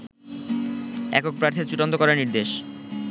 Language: Bangla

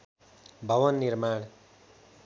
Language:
Nepali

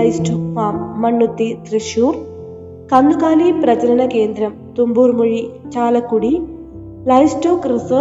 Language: Malayalam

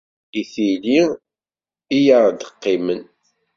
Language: Kabyle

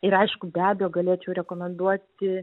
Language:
Lithuanian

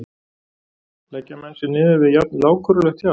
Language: Icelandic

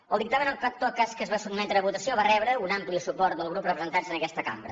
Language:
Catalan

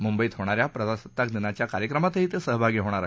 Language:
Marathi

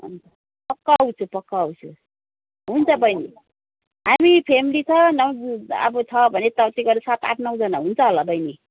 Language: Nepali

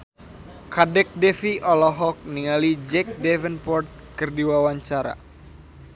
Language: Sundanese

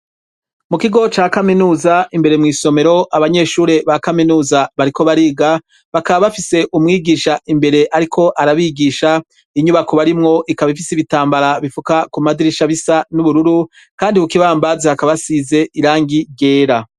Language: Rundi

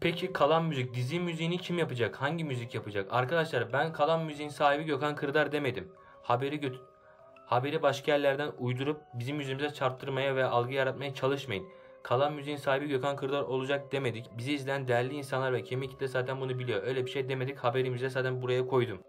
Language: Turkish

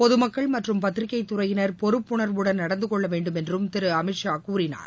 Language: Tamil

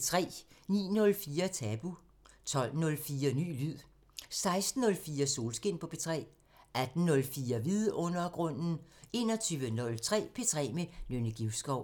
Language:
Danish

